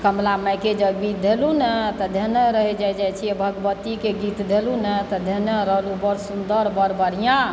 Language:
Maithili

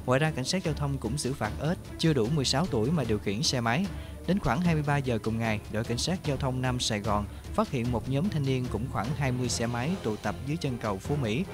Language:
Vietnamese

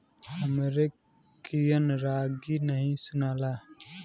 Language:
Bhojpuri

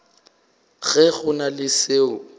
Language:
Northern Sotho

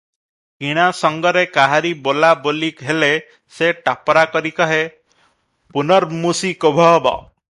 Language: Odia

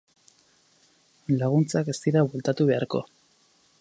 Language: Basque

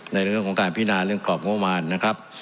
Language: Thai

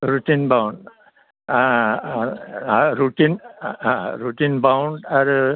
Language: Bodo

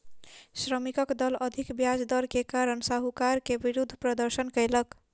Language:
Maithili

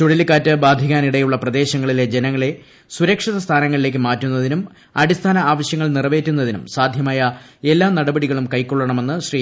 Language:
Malayalam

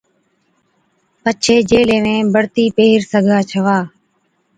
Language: Od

